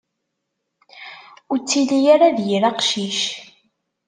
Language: Kabyle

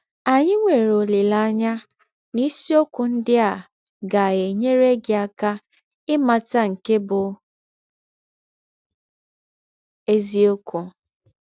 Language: Igbo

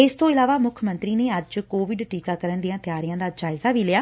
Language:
Punjabi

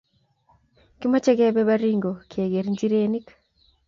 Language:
Kalenjin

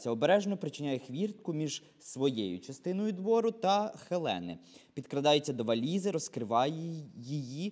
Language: Ukrainian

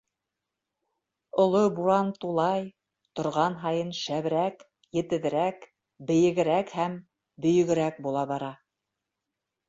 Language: Bashkir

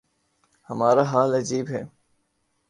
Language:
Urdu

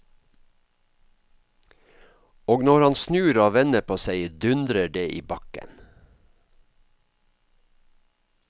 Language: Norwegian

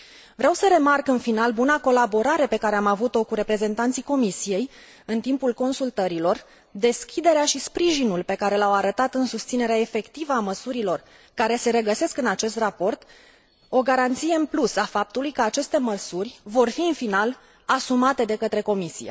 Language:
Romanian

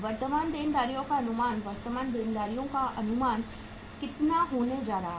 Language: Hindi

